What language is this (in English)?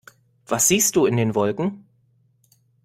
German